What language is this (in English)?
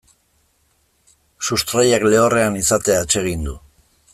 Basque